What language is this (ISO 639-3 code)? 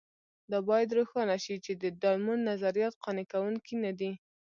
pus